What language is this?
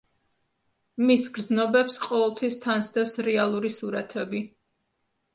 Georgian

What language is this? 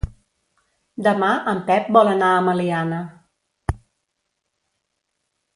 Catalan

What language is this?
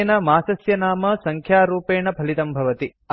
Sanskrit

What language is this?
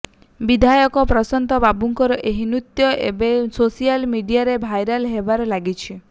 Odia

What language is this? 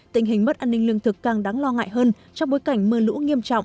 Vietnamese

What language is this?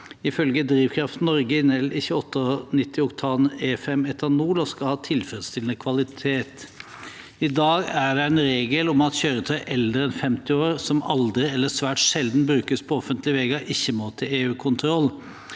Norwegian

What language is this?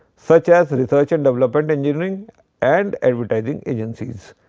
English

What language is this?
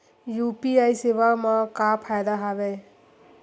Chhattisgarhi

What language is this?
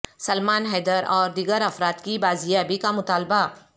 Urdu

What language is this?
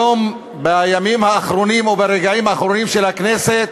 Hebrew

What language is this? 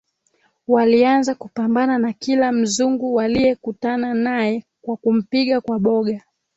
Swahili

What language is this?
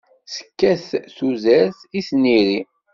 Kabyle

